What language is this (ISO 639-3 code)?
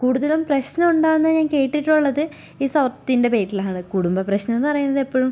mal